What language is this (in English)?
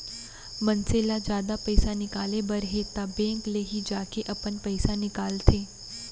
Chhattisgarhi